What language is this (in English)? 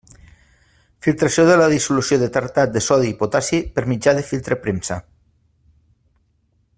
Catalan